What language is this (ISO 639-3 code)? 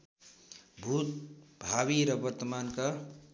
nep